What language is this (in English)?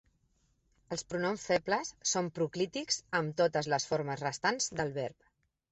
Catalan